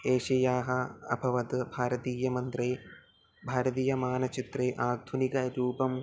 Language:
Sanskrit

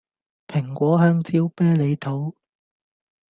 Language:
Cantonese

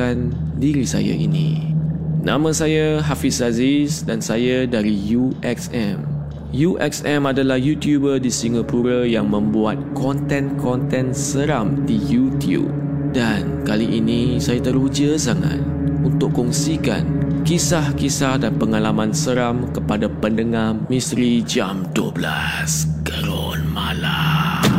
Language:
Malay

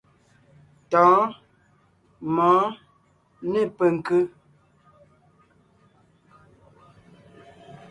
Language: Ngiemboon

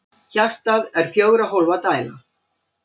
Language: Icelandic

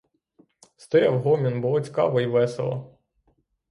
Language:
Ukrainian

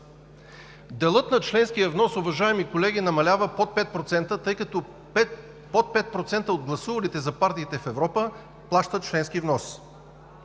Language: Bulgarian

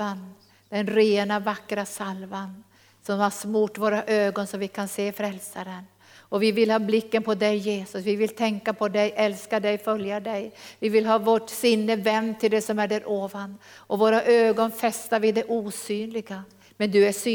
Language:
Swedish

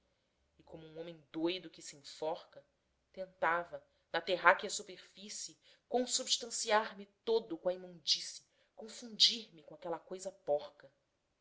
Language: Portuguese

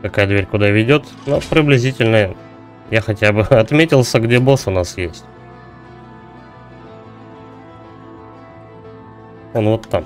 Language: Russian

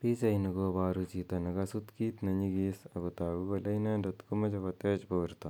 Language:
Kalenjin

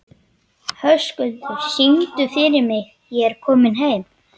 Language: Icelandic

